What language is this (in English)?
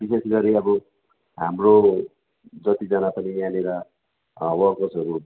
Nepali